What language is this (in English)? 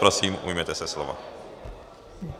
Czech